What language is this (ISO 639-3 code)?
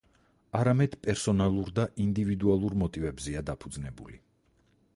kat